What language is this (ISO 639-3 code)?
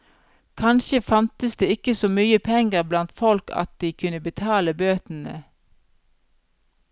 nor